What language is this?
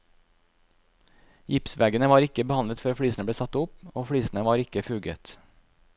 Norwegian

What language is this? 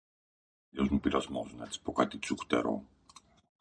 Greek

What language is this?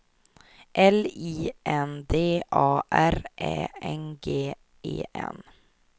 Swedish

